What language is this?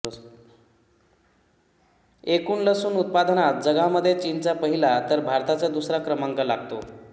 Marathi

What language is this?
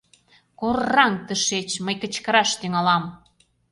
Mari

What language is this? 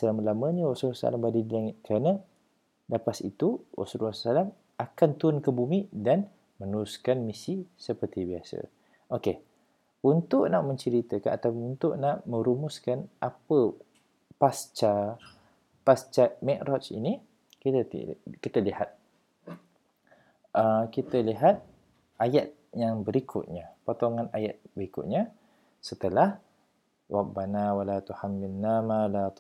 Malay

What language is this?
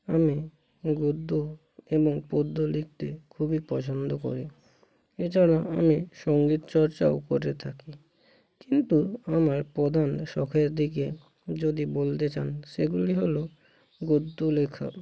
Bangla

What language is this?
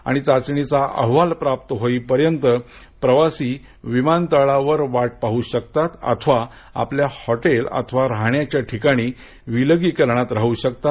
Marathi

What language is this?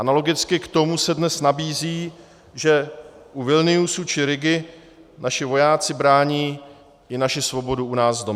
Czech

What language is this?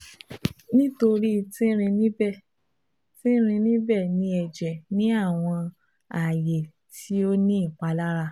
Yoruba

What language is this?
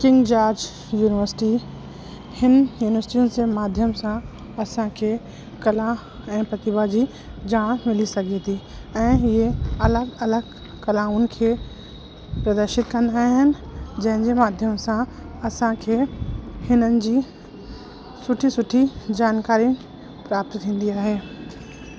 Sindhi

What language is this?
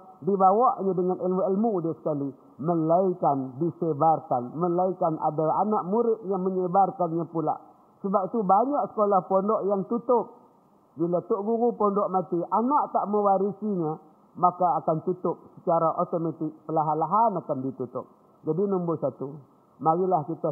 Malay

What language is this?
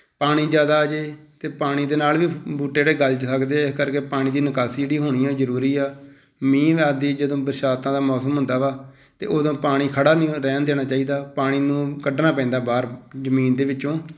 Punjabi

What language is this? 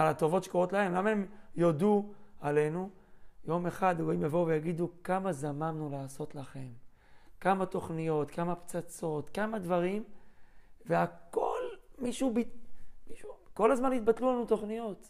Hebrew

